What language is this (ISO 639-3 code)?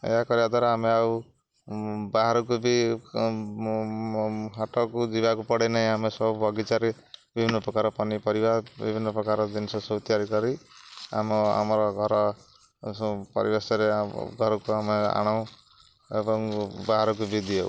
ori